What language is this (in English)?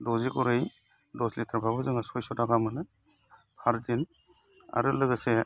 Bodo